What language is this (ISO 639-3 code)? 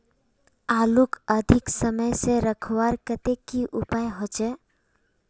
mag